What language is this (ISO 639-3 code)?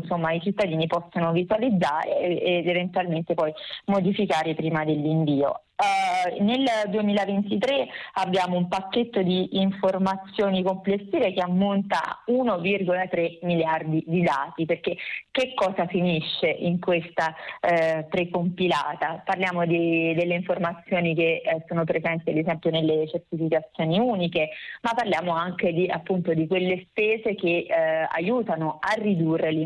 ita